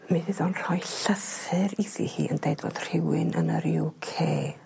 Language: Welsh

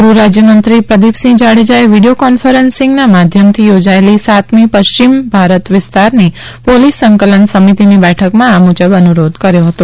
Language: Gujarati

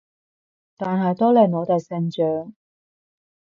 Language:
Cantonese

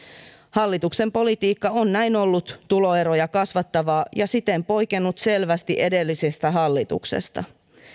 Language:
Finnish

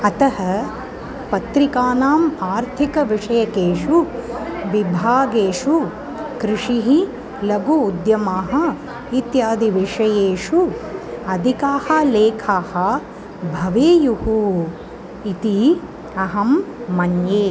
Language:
Sanskrit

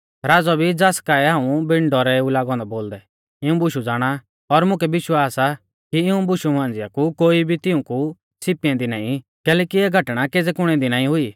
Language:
Mahasu Pahari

